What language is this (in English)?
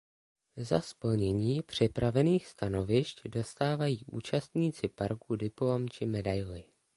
Czech